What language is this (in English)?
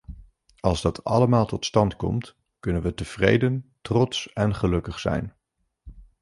Dutch